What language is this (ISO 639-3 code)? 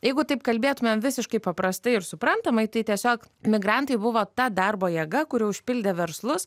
lit